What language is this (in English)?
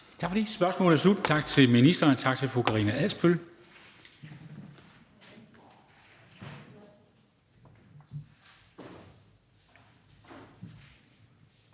Danish